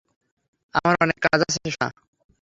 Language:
Bangla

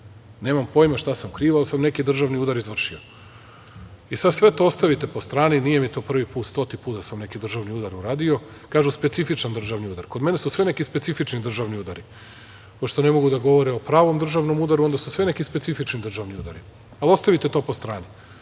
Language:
Serbian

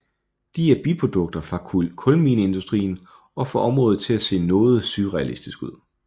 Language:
Danish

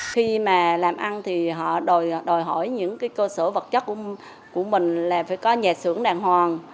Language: Vietnamese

